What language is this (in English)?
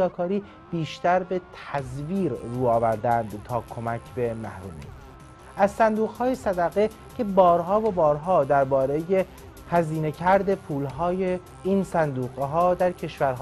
Persian